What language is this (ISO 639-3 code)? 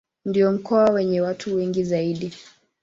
swa